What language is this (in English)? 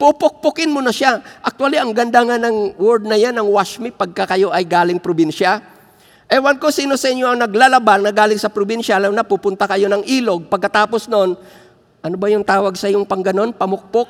Filipino